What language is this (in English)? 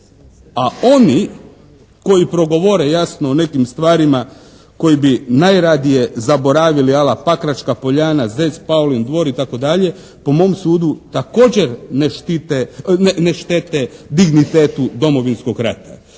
Croatian